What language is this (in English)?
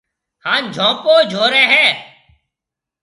Marwari (Pakistan)